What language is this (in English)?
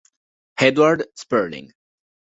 Italian